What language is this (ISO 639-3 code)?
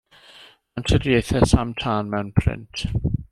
cym